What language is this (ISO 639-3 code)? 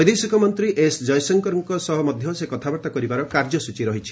ori